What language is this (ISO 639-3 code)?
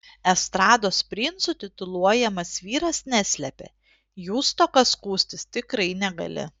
lit